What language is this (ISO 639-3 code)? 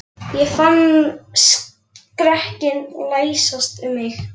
isl